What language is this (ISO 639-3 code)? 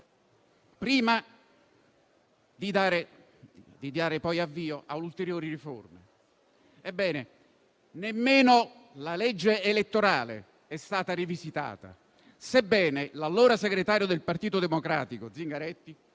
ita